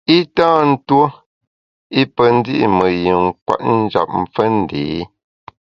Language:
Bamun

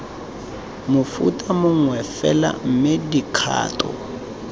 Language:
Tswana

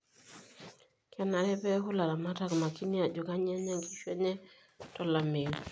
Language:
Masai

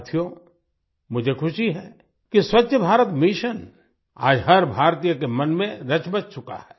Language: Hindi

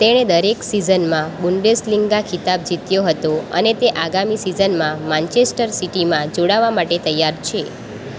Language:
Gujarati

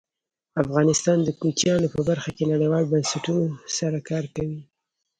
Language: Pashto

